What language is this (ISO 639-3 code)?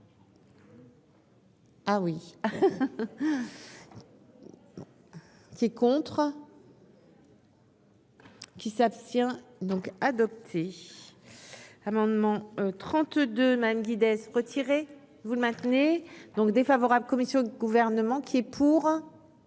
fra